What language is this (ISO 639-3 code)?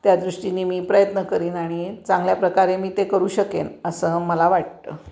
mar